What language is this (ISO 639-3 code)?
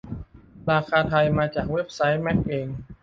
tha